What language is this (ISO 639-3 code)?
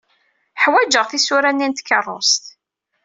kab